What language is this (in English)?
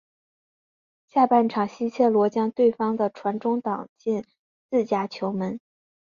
Chinese